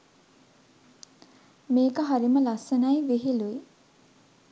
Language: Sinhala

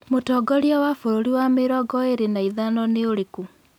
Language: Kikuyu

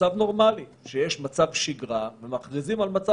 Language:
Hebrew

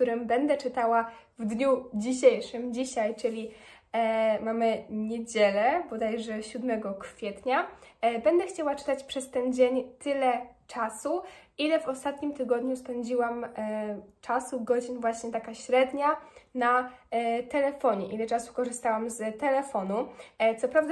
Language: Polish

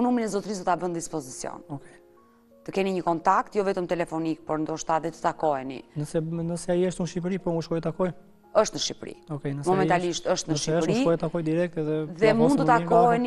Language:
Romanian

